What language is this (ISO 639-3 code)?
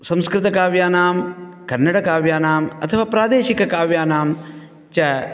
san